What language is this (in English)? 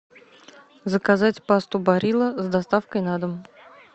Russian